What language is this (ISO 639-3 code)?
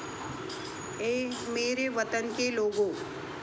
mar